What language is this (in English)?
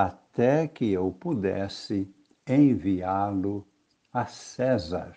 Portuguese